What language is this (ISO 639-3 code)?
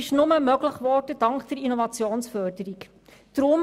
gsw